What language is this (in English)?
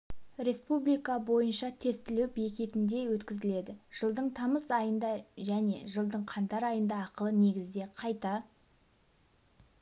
Kazakh